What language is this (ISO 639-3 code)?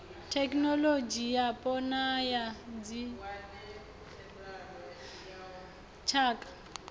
ven